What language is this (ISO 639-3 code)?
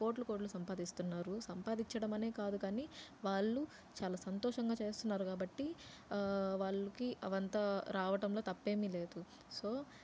tel